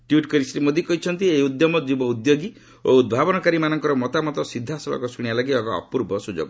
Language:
Odia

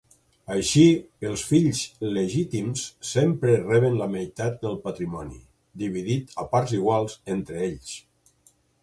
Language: Catalan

